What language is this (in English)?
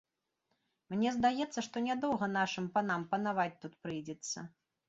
Belarusian